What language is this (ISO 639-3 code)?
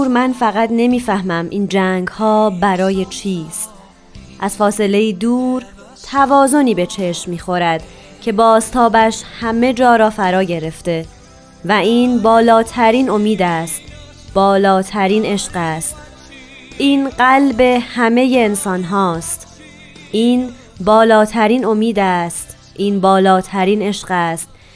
fas